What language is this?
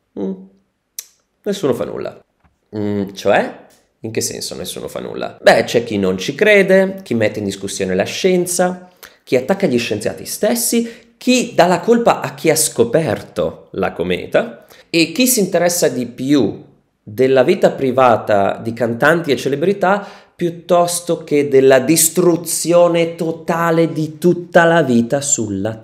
Italian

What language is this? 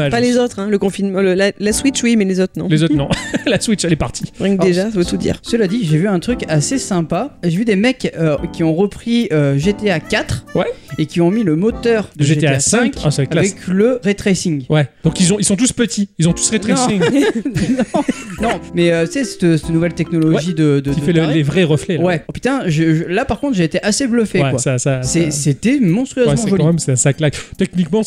French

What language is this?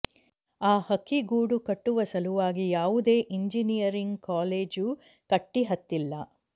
Kannada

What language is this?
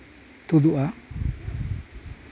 Santali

